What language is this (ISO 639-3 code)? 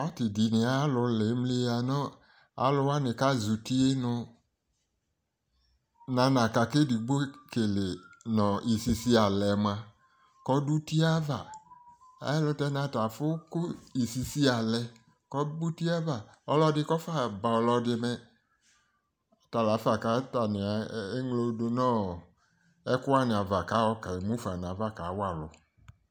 kpo